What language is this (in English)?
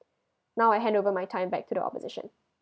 English